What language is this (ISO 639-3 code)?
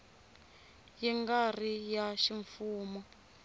tso